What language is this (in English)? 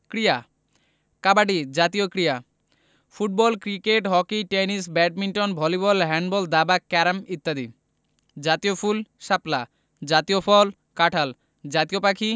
Bangla